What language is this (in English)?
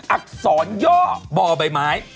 Thai